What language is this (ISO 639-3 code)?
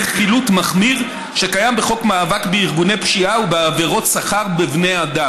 heb